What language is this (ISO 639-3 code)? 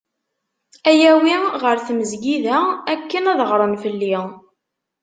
kab